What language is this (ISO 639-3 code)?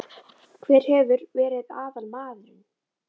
isl